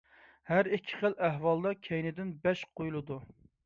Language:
Uyghur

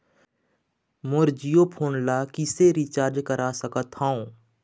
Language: Chhattisgarhi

